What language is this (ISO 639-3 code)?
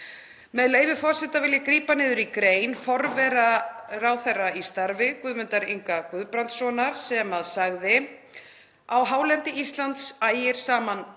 isl